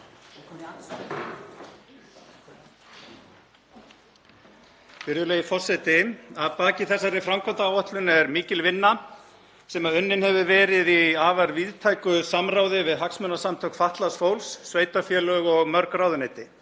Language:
Icelandic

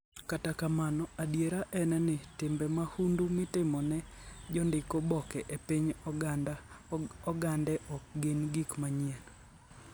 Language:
Luo (Kenya and Tanzania)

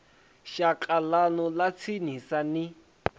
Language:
Venda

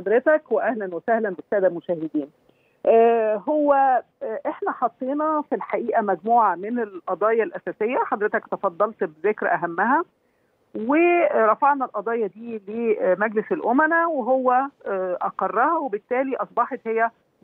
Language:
Arabic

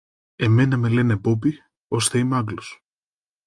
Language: Greek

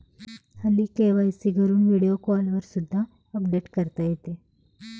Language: Marathi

